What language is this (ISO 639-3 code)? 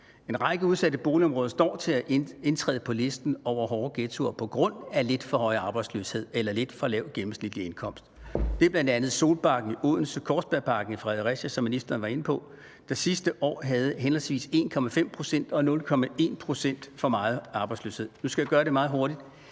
dan